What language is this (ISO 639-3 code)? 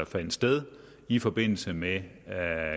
dan